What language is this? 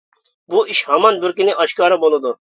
Uyghur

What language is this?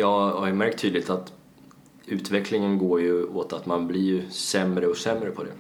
Swedish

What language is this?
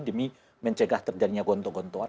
Indonesian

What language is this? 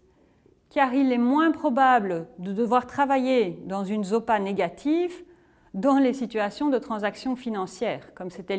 French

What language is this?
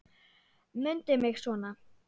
Icelandic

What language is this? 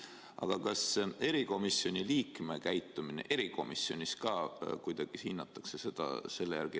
Estonian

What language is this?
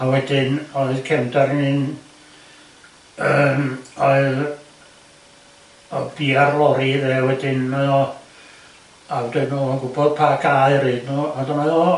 Welsh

